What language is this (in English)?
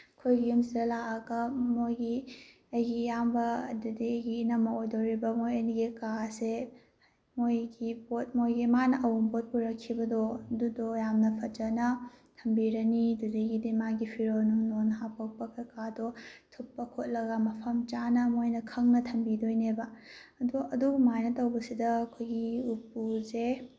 Manipuri